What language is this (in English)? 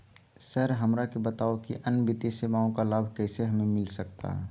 Magahi